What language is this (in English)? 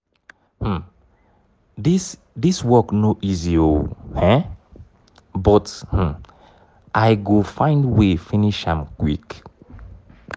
Nigerian Pidgin